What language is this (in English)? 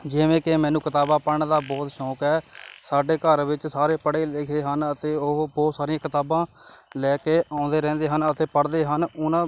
Punjabi